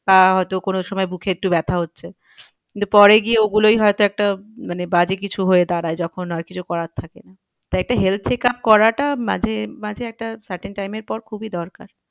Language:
Bangla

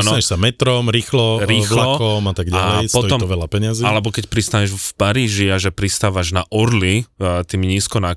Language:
Slovak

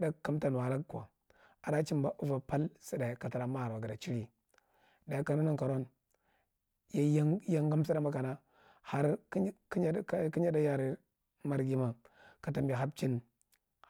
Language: Marghi Central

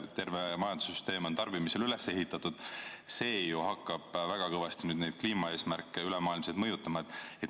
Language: Estonian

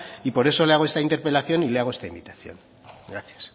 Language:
Spanish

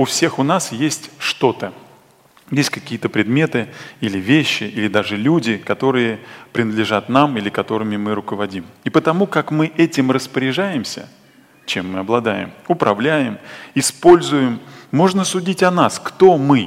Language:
Russian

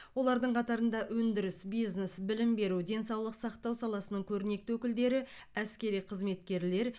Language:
Kazakh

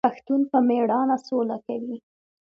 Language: Pashto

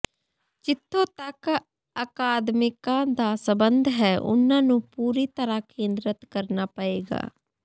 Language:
Punjabi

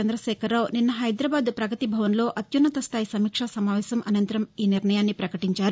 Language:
Telugu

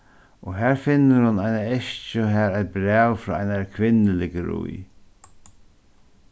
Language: Faroese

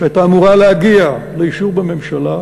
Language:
Hebrew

